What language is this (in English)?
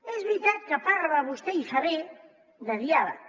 Catalan